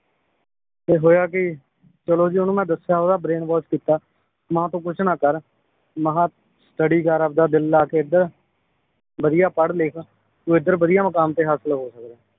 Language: Punjabi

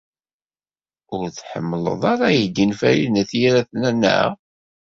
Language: Kabyle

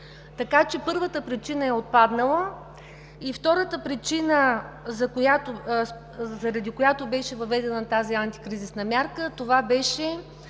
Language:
Bulgarian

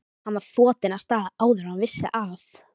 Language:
Icelandic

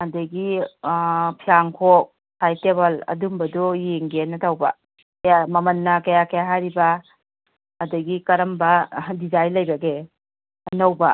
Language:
Manipuri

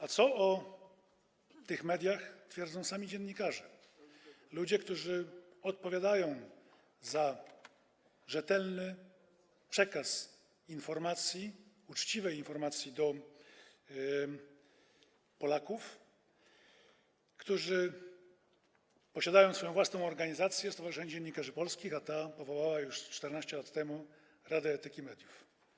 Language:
Polish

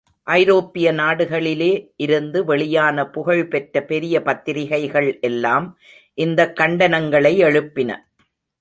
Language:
Tamil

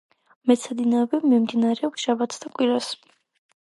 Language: Georgian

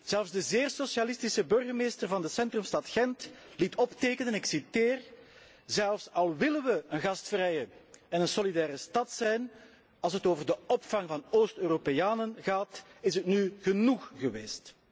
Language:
Dutch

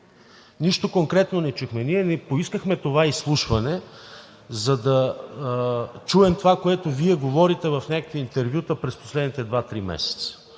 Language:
Bulgarian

